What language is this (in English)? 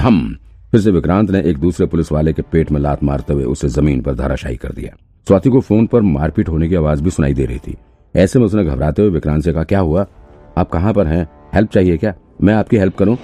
Hindi